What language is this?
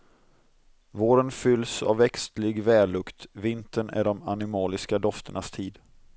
Swedish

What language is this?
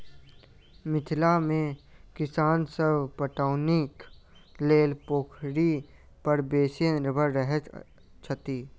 Maithili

